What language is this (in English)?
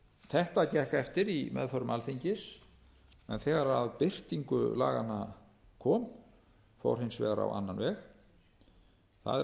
Icelandic